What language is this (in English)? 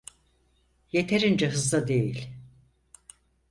Turkish